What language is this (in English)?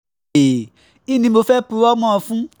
Yoruba